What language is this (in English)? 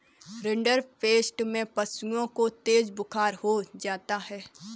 Hindi